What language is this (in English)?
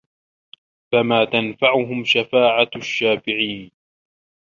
Arabic